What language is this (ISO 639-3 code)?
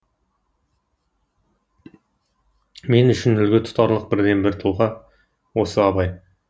kaz